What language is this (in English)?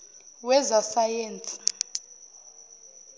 Zulu